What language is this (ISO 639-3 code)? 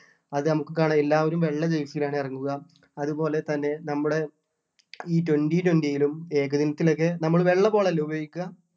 mal